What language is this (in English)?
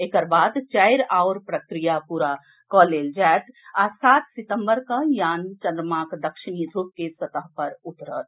Maithili